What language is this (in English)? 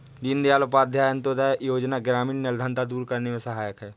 Hindi